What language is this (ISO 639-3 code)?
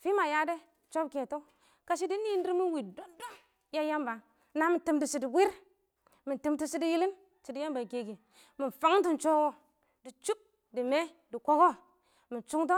awo